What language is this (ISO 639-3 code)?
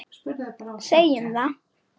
isl